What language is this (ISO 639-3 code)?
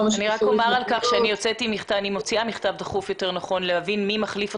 heb